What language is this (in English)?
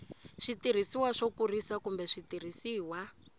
Tsonga